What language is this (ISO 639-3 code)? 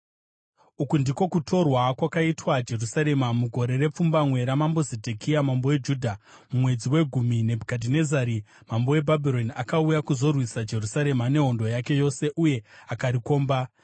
sna